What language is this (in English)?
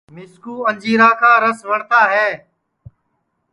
Sansi